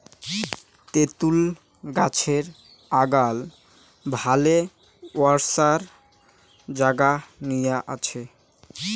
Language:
Bangla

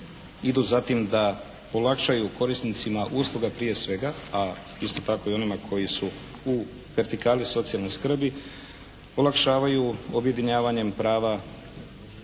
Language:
Croatian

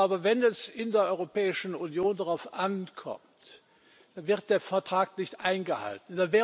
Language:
German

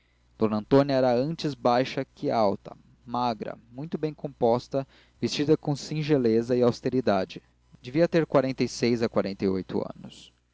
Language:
Portuguese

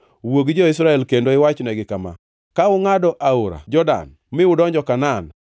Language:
Luo (Kenya and Tanzania)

